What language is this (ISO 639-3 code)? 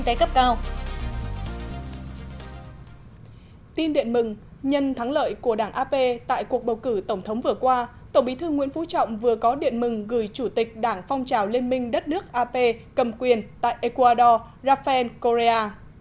vie